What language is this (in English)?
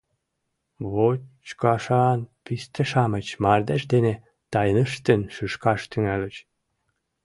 Mari